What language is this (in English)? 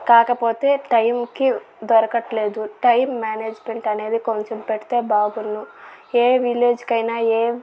Telugu